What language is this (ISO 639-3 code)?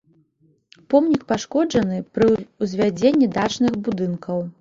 bel